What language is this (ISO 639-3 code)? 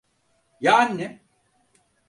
tur